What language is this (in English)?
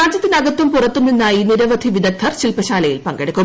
Malayalam